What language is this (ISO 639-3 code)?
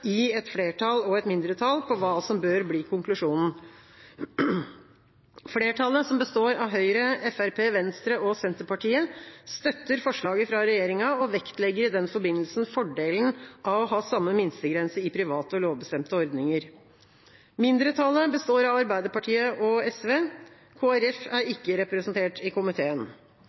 nob